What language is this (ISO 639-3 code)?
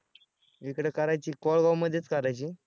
mar